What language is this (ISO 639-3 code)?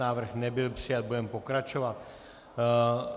ces